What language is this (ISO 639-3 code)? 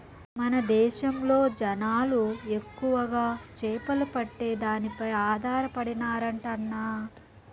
tel